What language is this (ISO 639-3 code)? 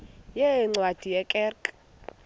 xho